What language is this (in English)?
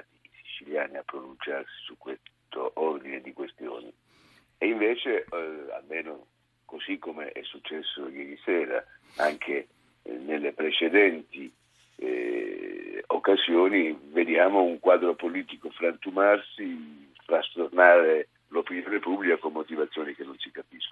Italian